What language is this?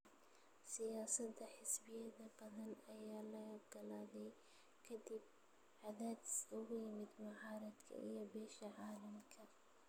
Somali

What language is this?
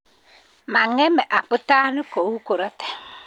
Kalenjin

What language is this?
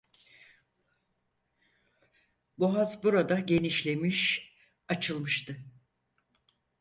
Turkish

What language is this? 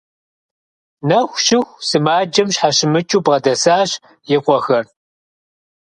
Kabardian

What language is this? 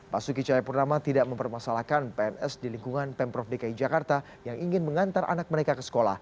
Indonesian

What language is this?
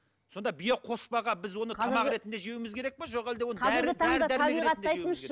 Kazakh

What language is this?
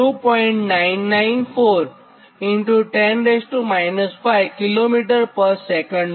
Gujarati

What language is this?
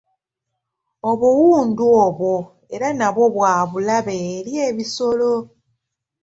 Ganda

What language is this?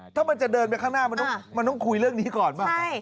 Thai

